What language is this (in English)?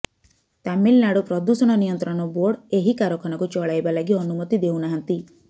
Odia